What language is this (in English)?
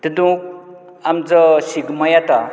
Konkani